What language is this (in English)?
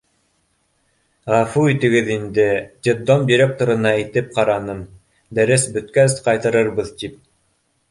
Bashkir